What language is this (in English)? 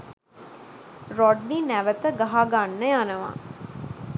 Sinhala